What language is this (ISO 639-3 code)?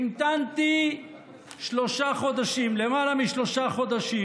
heb